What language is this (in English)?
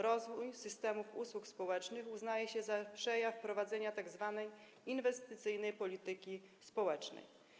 Polish